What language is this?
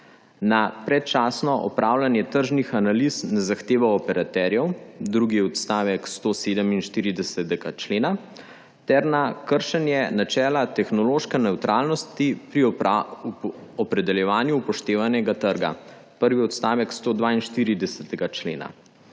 Slovenian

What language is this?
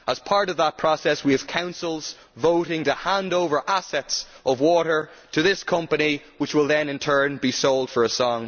English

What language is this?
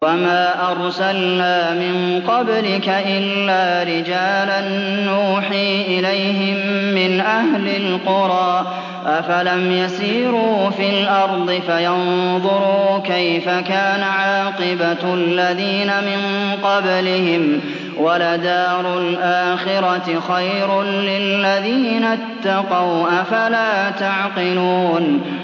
Arabic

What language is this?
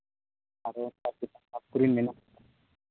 Santali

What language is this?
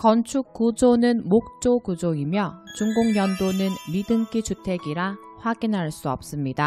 Korean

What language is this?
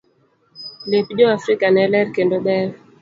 Luo (Kenya and Tanzania)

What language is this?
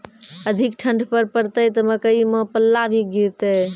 Maithili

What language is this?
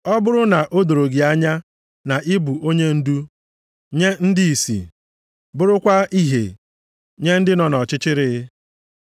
Igbo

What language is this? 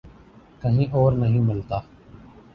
Urdu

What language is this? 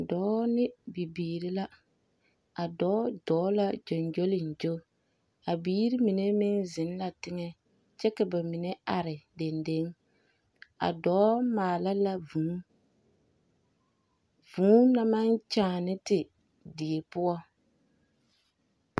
Southern Dagaare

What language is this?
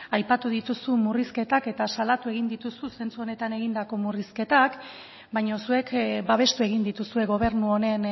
Basque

